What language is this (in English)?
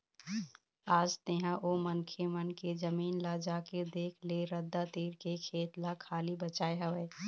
Chhattisgarhi